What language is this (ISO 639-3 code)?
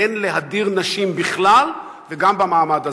heb